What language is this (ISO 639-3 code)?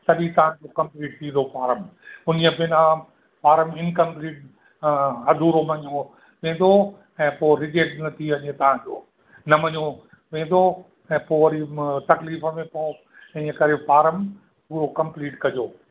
snd